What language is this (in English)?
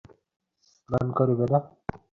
Bangla